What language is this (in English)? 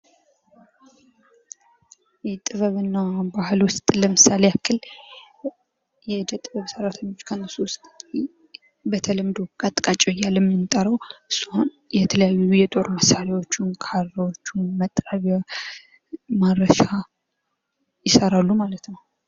Amharic